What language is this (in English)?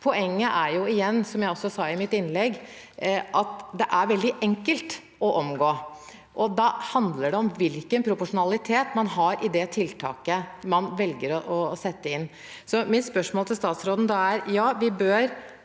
Norwegian